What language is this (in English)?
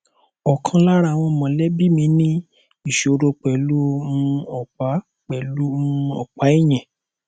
Yoruba